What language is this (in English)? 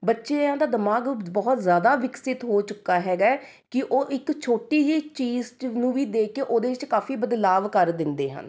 Punjabi